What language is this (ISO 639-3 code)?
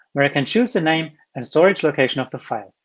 eng